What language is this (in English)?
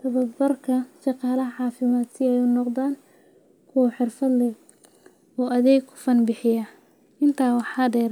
Somali